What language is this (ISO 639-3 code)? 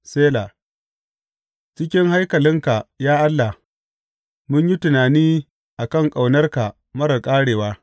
hau